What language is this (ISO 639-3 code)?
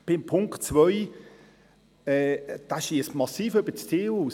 gsw